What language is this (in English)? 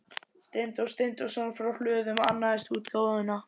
Icelandic